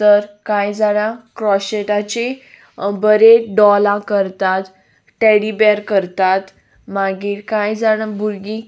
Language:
Konkani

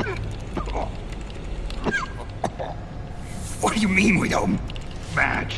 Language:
English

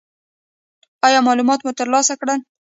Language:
Pashto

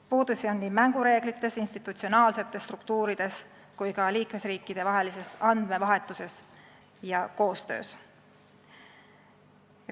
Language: Estonian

